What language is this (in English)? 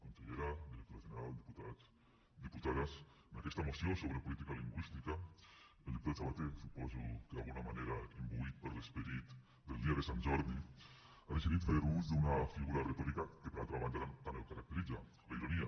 Catalan